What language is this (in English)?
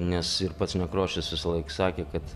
Lithuanian